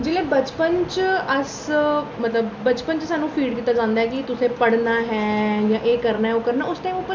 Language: Dogri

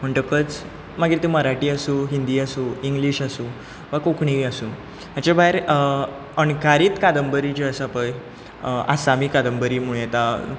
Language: Konkani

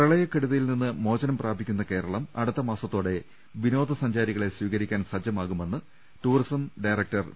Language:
Malayalam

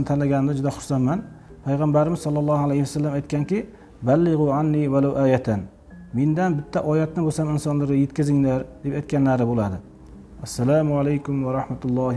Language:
Uzbek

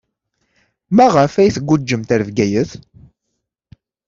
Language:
Kabyle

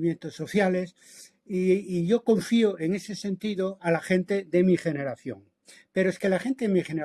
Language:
Spanish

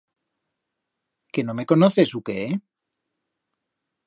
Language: Aragonese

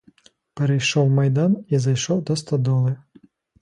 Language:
Ukrainian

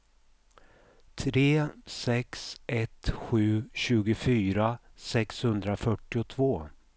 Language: Swedish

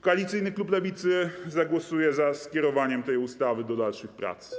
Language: Polish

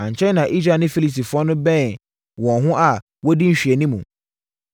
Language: Akan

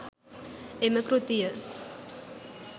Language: Sinhala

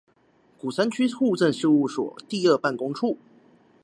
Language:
Chinese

